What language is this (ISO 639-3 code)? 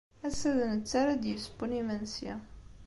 kab